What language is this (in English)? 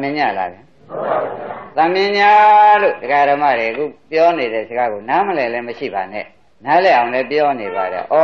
Spanish